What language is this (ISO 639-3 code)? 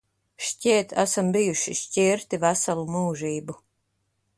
lav